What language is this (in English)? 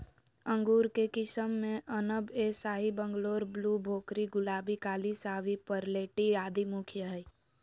Magahi